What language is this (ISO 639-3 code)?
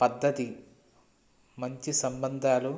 tel